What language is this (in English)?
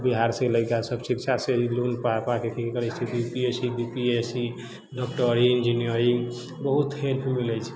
Maithili